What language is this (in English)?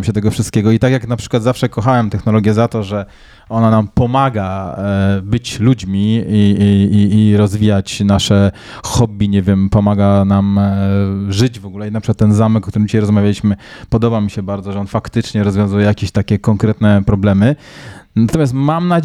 Polish